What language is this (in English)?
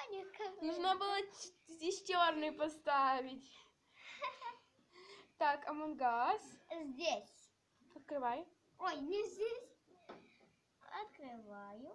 Russian